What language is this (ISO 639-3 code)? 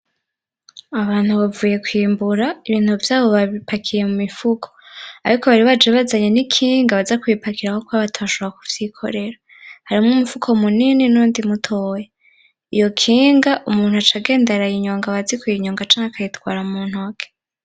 run